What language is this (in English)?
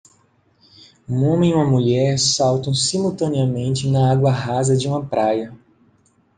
Portuguese